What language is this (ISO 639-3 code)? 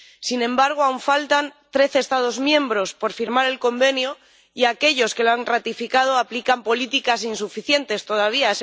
spa